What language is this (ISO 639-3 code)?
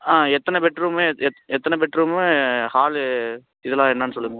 tam